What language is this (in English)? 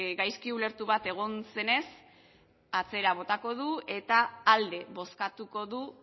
Basque